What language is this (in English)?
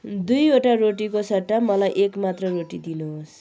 Nepali